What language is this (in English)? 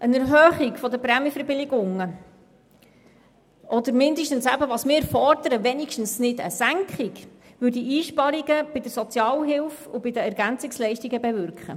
Swiss German